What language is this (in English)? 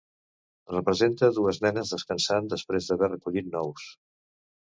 Catalan